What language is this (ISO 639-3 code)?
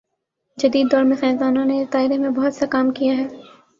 urd